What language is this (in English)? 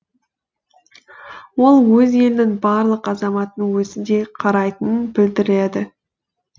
Kazakh